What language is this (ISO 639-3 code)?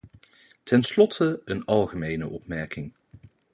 nld